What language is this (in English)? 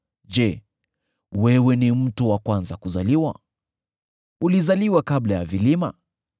Swahili